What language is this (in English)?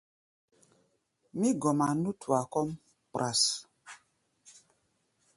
Gbaya